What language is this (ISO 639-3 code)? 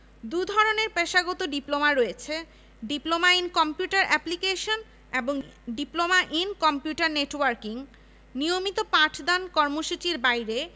ben